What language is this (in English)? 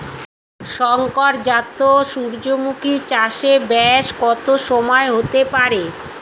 Bangla